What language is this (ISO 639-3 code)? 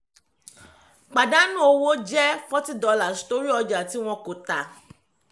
yor